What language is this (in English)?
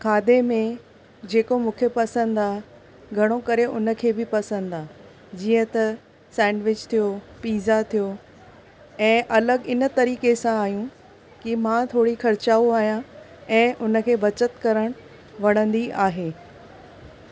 Sindhi